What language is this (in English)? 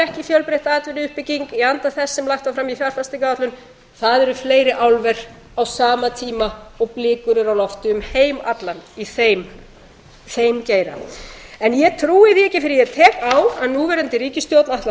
Icelandic